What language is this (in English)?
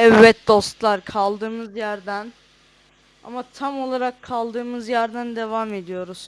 Turkish